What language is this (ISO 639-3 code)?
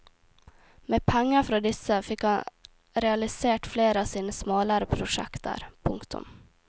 nor